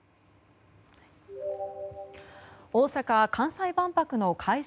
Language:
Japanese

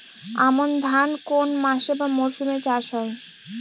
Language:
Bangla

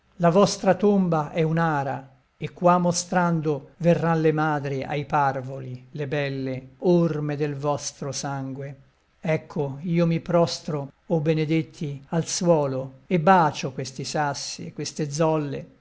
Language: Italian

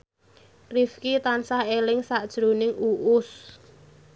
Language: Javanese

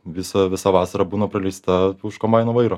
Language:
Lithuanian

